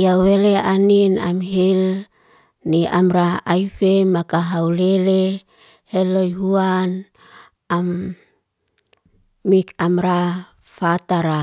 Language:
Liana-Seti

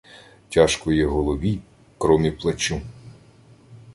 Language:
Ukrainian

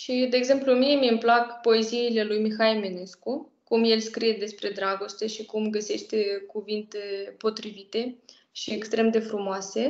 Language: Romanian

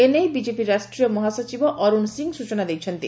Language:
Odia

